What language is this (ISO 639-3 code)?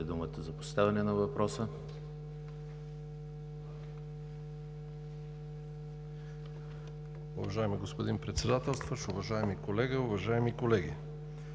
bul